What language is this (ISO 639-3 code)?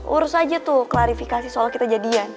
ind